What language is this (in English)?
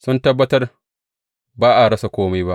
Hausa